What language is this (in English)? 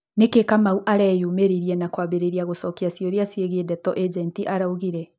Kikuyu